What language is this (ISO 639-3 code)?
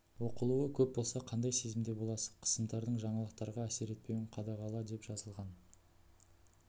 kaz